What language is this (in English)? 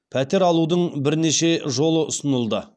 Kazakh